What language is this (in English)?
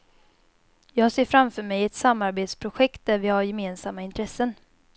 Swedish